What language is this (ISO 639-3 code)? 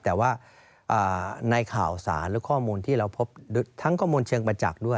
tha